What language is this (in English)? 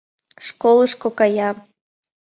Mari